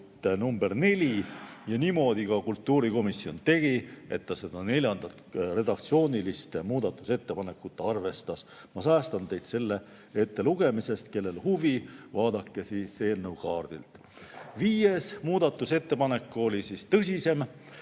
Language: Estonian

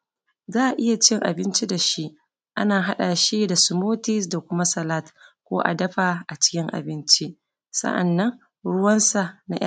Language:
Hausa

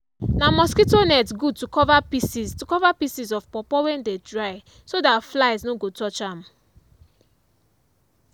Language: Nigerian Pidgin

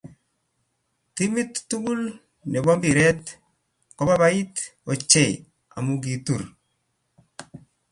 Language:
Kalenjin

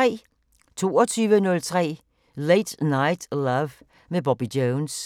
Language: Danish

